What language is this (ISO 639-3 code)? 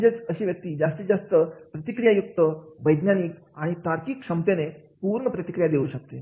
mar